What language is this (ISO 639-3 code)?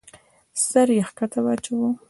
pus